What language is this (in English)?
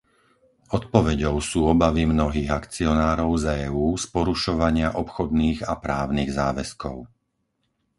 Slovak